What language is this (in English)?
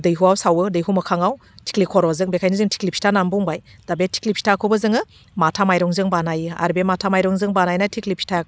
Bodo